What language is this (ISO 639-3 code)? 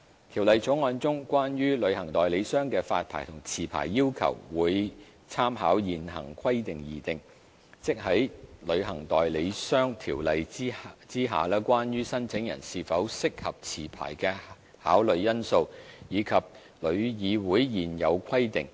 yue